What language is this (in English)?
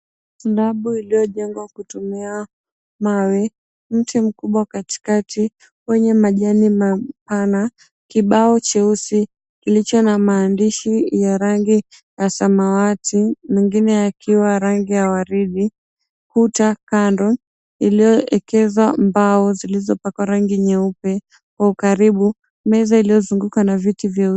Swahili